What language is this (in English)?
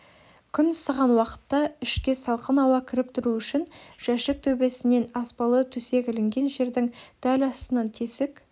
Kazakh